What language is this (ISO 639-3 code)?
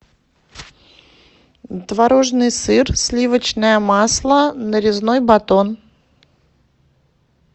rus